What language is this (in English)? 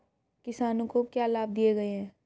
Hindi